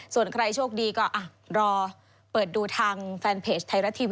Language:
Thai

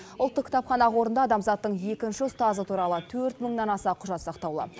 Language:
Kazakh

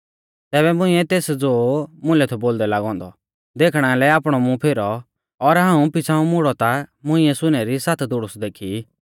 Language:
Mahasu Pahari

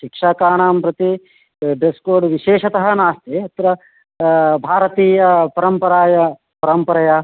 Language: Sanskrit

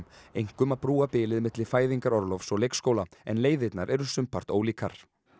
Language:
Icelandic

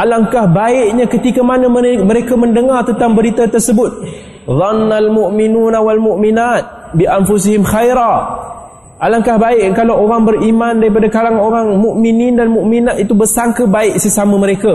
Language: Malay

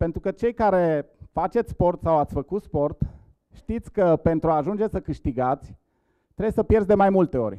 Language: Romanian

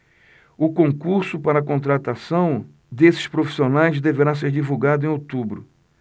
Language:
Portuguese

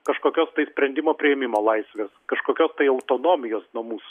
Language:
Lithuanian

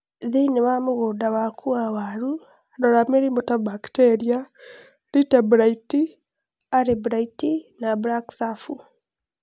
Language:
Kikuyu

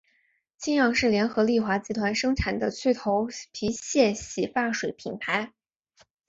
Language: Chinese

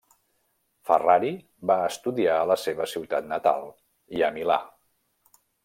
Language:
Catalan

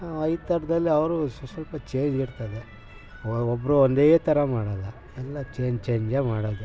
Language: Kannada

